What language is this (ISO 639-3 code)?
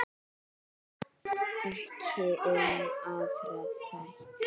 isl